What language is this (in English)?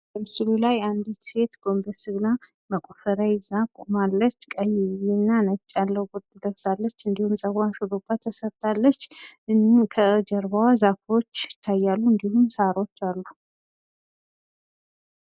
Amharic